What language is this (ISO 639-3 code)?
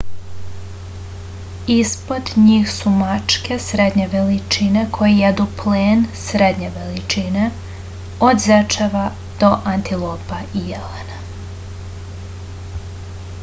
srp